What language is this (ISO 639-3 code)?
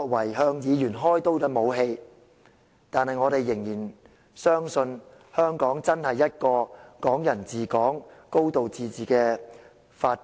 yue